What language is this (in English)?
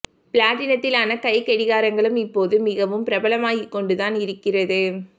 Tamil